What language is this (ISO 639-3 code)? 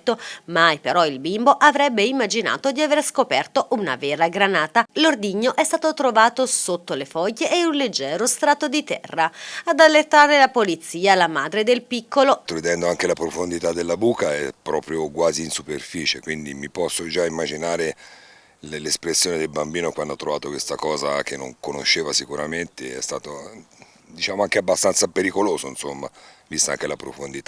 ita